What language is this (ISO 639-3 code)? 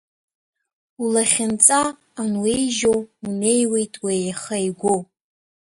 abk